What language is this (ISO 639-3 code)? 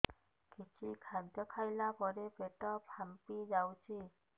ori